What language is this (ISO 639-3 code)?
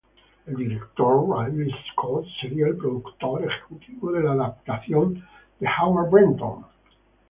spa